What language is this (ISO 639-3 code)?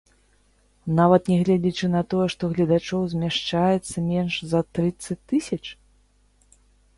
bel